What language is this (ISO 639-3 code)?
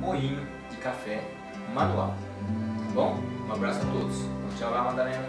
por